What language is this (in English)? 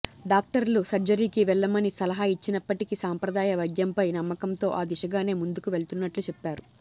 Telugu